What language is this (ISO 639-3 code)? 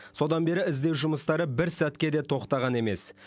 kaz